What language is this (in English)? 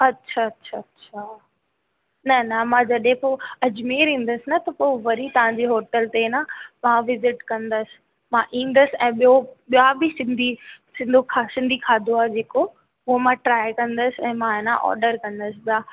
Sindhi